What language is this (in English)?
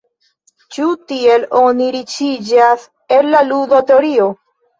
Esperanto